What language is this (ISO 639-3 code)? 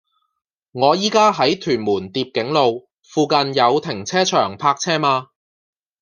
yue